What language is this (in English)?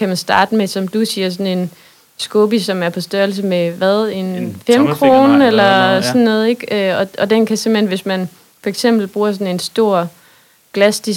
Danish